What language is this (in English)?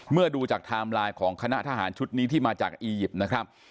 Thai